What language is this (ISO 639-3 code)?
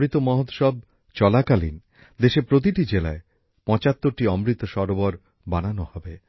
ben